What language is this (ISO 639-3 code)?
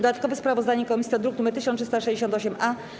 pol